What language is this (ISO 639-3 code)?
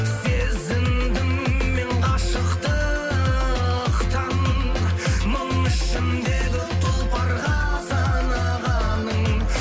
kaz